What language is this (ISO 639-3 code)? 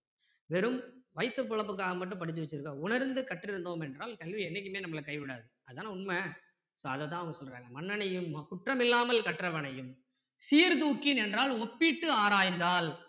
tam